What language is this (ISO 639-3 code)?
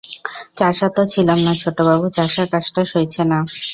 ben